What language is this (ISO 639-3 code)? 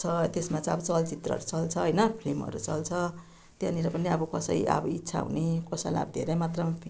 nep